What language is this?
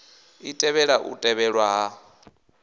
Venda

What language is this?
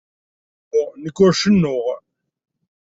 Kabyle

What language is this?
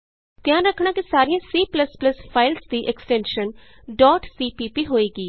Punjabi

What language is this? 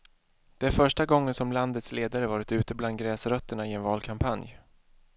Swedish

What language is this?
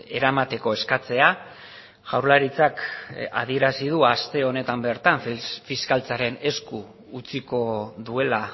Basque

